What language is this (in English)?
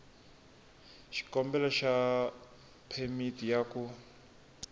Tsonga